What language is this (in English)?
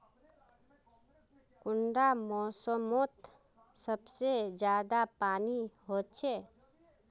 Magahi